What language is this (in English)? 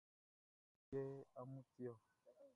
Baoulé